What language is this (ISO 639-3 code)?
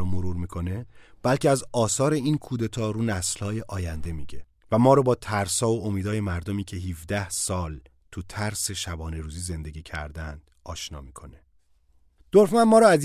fas